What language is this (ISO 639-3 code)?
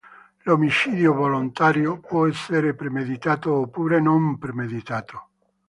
ita